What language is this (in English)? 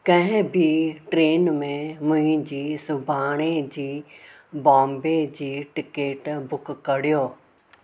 Sindhi